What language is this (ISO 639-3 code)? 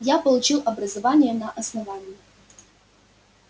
rus